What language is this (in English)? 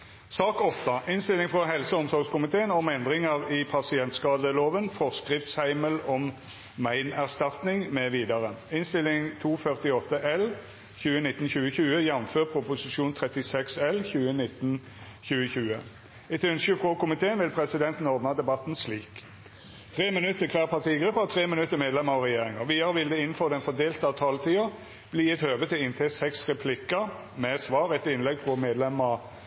Norwegian